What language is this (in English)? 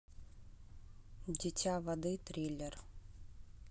Russian